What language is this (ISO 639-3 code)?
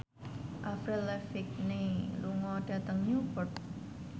jav